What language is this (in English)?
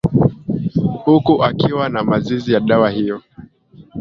Swahili